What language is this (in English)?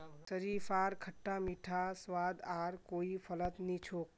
Magahi